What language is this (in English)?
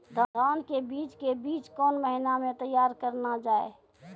Maithili